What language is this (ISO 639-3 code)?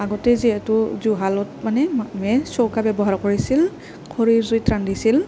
asm